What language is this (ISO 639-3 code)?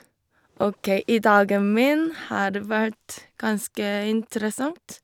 nor